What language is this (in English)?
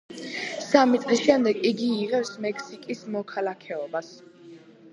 Georgian